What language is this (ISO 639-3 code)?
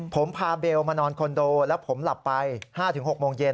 tha